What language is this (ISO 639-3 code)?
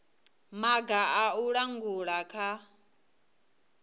ven